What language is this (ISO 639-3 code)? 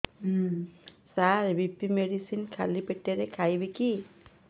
ori